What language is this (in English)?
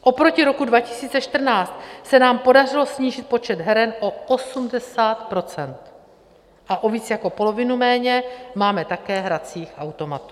Czech